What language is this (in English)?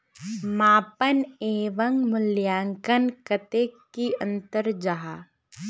Magahi